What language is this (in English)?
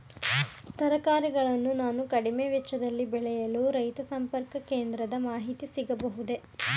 Kannada